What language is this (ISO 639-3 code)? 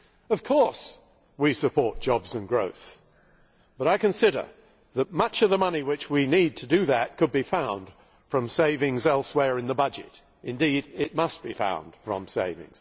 eng